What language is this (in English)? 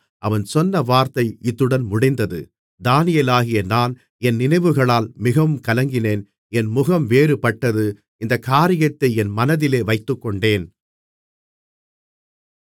Tamil